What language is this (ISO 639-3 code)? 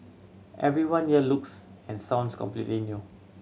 eng